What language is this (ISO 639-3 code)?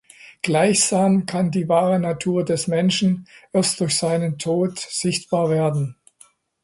deu